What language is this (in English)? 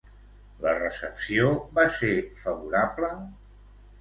Catalan